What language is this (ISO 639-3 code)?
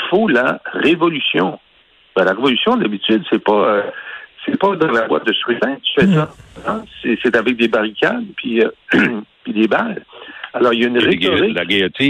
fra